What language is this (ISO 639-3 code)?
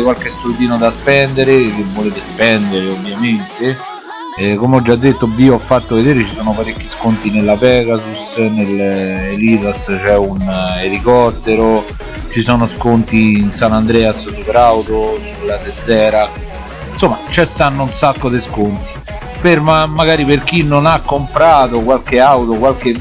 ita